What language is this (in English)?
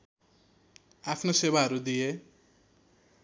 Nepali